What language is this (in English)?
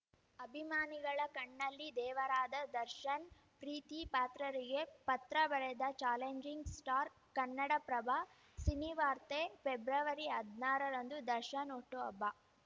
Kannada